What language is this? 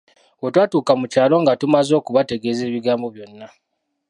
Ganda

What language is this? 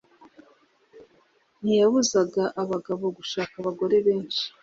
Kinyarwanda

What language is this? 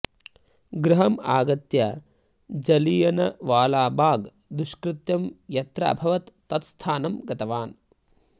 Sanskrit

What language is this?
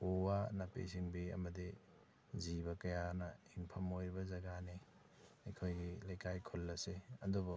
Manipuri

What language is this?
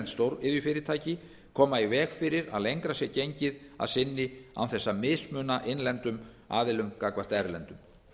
Icelandic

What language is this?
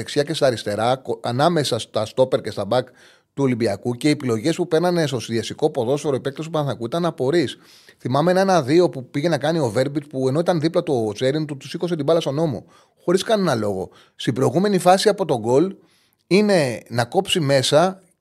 Greek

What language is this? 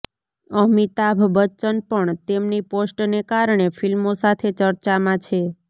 Gujarati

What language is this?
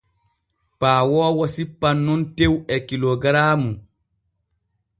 Borgu Fulfulde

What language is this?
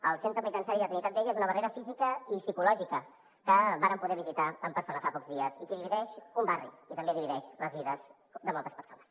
Catalan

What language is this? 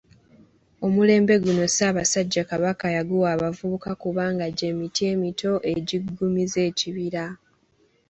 Ganda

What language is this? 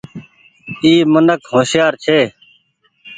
Goaria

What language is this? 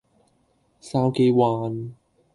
Cantonese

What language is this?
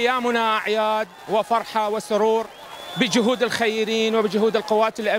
Arabic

